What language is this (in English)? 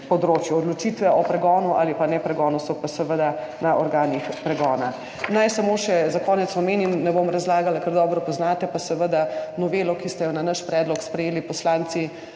Slovenian